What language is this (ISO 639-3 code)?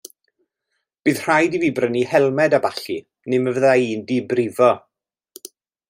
cym